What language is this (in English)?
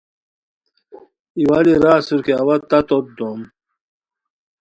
Khowar